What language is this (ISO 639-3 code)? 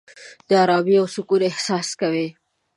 pus